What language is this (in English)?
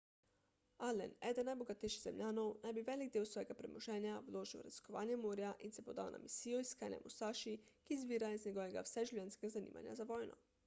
Slovenian